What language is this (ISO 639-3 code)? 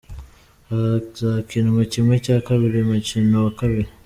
kin